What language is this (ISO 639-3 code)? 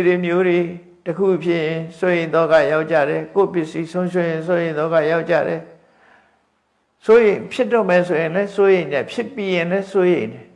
vie